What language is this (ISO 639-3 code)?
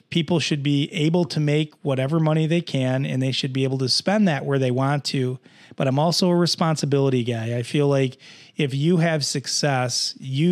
eng